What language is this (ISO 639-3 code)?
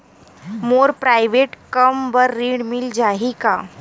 hne